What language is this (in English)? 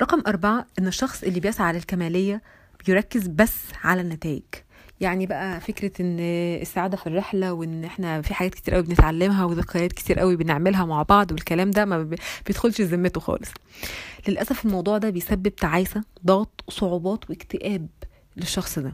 Arabic